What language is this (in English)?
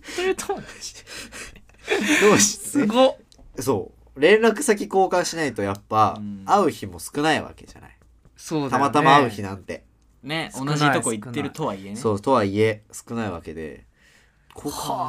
Japanese